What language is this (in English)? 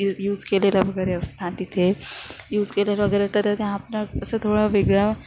Marathi